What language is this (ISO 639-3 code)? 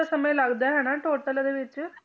pan